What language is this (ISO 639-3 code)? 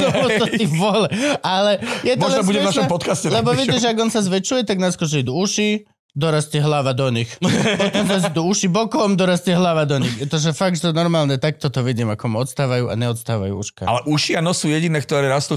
slk